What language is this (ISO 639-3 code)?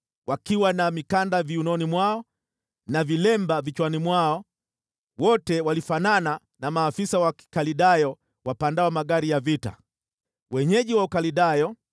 swa